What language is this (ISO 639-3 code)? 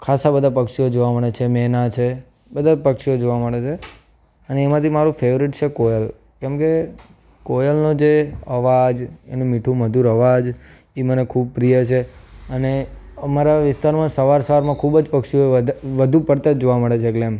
guj